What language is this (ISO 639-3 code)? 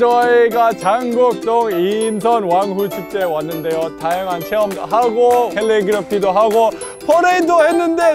kor